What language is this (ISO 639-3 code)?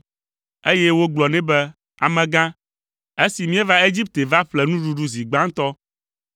ewe